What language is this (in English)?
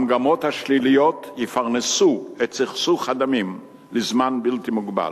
Hebrew